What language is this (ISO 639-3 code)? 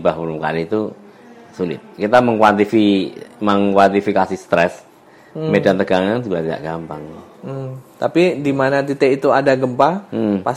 ind